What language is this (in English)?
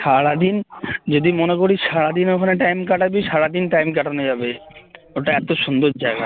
Bangla